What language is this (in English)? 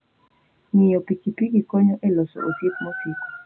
Luo (Kenya and Tanzania)